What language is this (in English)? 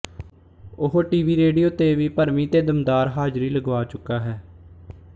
Punjabi